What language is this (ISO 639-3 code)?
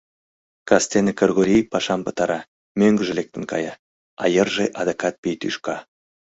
chm